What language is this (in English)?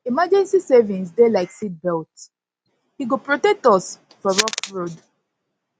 Nigerian Pidgin